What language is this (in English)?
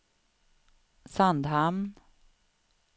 Swedish